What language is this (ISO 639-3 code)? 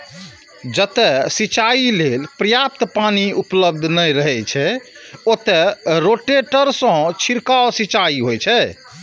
mai